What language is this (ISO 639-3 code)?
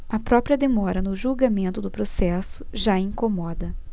por